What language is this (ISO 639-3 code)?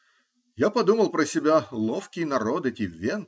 rus